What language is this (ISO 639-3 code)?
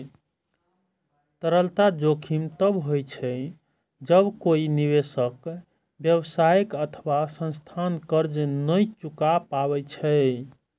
mai